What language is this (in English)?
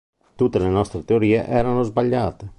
Italian